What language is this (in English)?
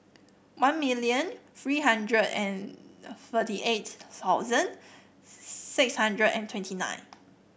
English